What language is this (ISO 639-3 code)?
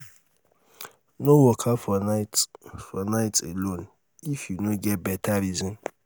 pcm